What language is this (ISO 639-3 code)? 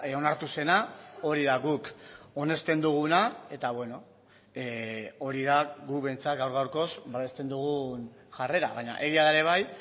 eus